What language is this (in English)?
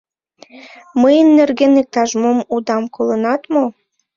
Mari